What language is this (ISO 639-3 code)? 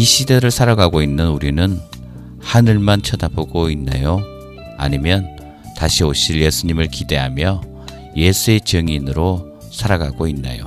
kor